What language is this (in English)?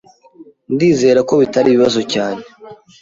Kinyarwanda